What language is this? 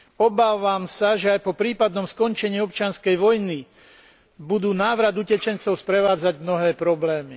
Slovak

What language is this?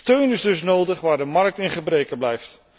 Dutch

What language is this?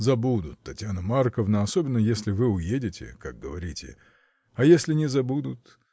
Russian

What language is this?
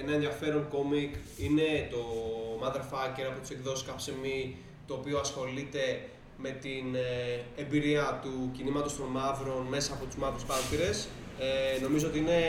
Greek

